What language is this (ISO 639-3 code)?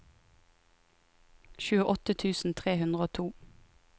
nor